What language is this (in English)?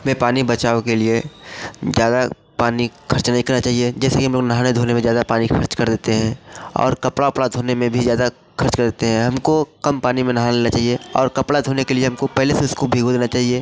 Hindi